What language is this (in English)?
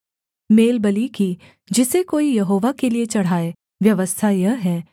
Hindi